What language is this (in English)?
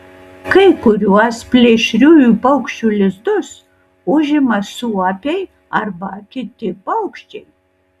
Lithuanian